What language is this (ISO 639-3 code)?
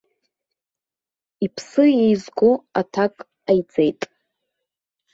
abk